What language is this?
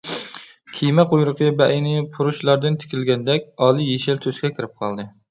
Uyghur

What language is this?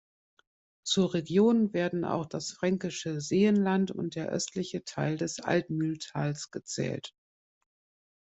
German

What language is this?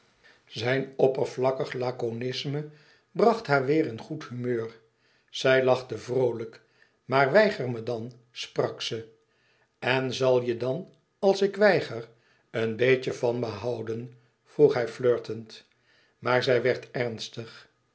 Dutch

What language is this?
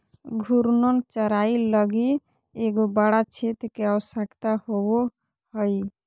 Magahi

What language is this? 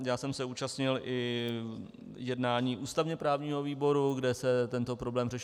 Czech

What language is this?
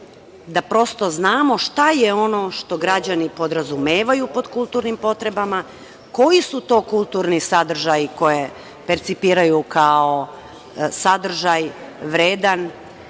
Serbian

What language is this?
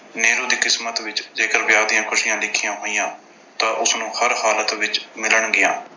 Punjabi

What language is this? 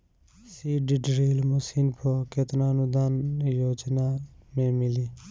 Bhojpuri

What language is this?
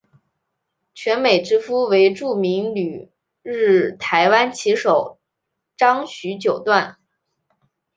Chinese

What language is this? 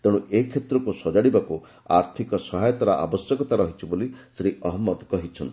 Odia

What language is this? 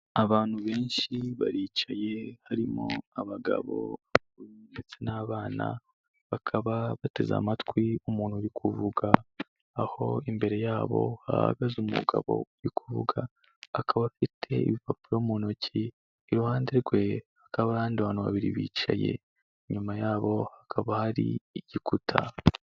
Kinyarwanda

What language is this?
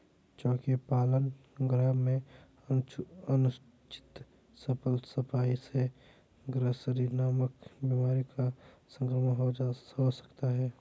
Hindi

